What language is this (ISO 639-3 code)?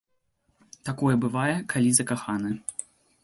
bel